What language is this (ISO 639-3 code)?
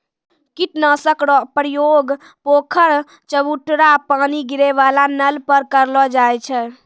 mai